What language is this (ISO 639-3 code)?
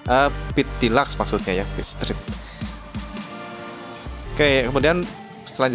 ind